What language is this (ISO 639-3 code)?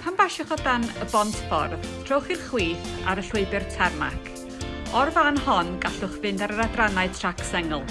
cym